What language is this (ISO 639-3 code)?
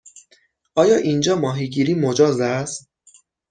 fas